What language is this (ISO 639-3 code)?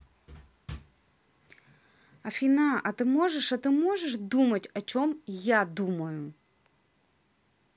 rus